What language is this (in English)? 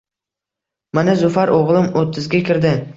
Uzbek